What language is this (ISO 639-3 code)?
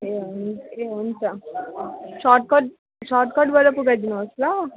nep